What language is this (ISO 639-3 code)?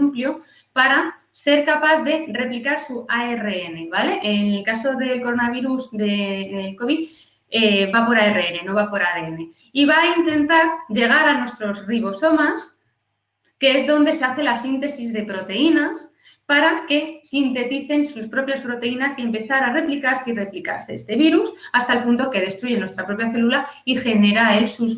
spa